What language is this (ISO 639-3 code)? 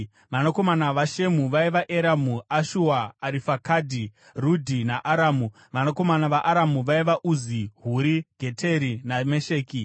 sna